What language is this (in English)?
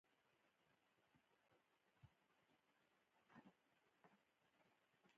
Pashto